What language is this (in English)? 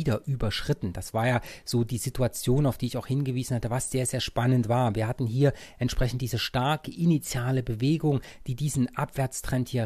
German